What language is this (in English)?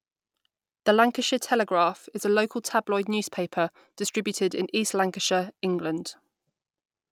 English